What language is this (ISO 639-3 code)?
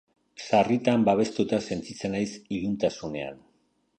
eus